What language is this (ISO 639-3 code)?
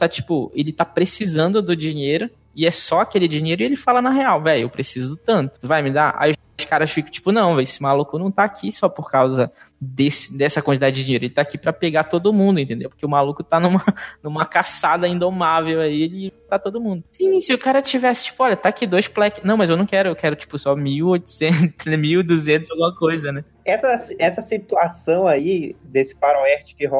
por